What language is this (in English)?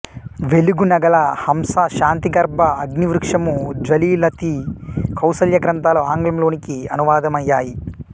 Telugu